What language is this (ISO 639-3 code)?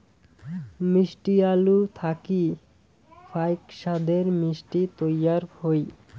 ben